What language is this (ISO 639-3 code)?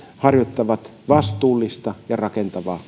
fin